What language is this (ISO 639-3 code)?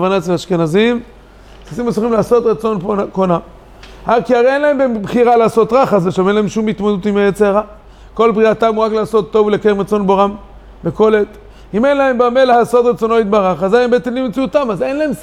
heb